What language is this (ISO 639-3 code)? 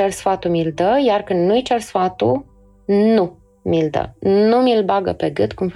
ron